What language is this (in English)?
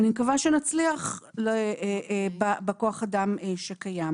Hebrew